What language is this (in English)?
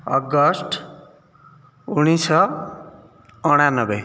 Odia